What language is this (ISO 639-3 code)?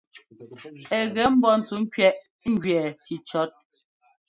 jgo